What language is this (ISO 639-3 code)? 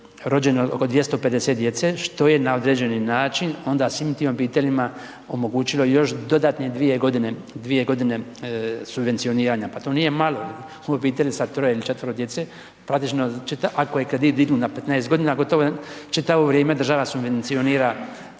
hrv